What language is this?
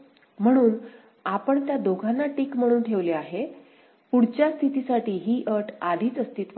Marathi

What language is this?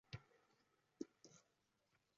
Uzbek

